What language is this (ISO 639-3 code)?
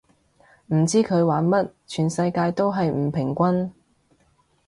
yue